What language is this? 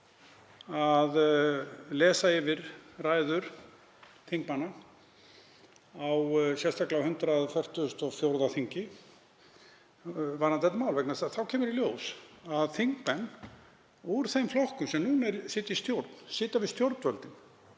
Icelandic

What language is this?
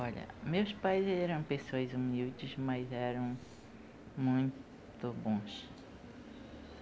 Portuguese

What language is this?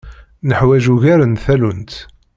Kabyle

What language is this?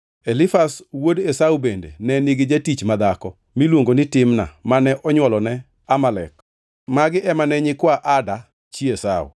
Luo (Kenya and Tanzania)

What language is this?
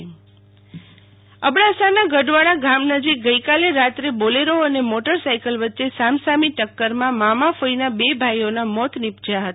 Gujarati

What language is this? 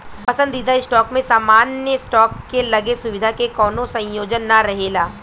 Bhojpuri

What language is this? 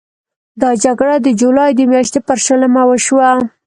Pashto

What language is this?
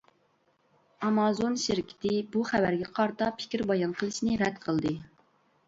Uyghur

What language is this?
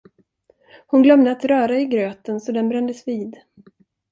Swedish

